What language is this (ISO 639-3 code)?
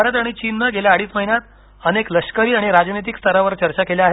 mar